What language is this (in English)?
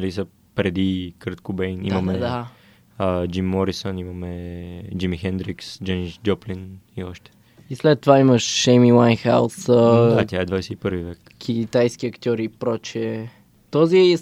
Bulgarian